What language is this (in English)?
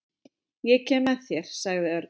Icelandic